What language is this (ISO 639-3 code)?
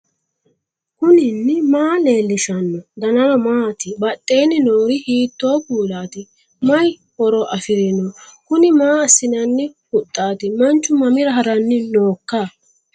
sid